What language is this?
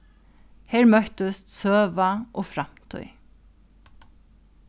Faroese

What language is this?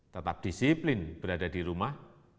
Indonesian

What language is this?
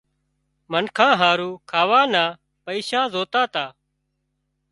Wadiyara Koli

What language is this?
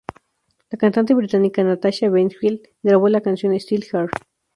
Spanish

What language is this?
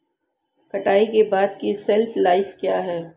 Hindi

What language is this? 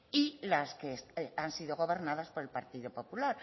Spanish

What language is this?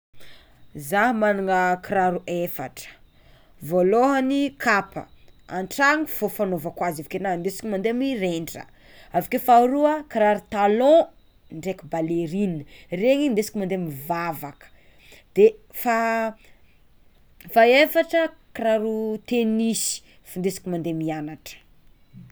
Tsimihety Malagasy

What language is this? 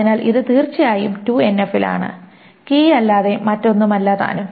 Malayalam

